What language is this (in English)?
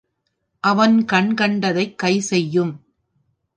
Tamil